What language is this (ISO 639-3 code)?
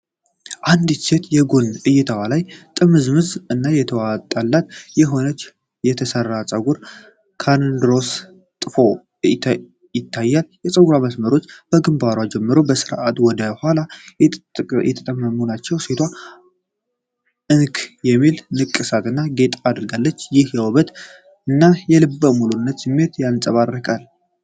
amh